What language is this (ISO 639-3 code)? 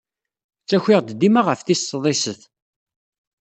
kab